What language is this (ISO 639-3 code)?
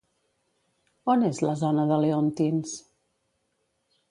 cat